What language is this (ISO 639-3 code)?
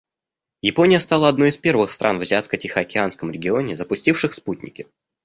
rus